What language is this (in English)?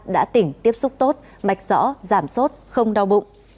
Vietnamese